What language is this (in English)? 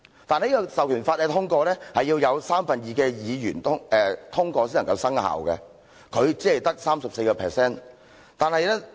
Cantonese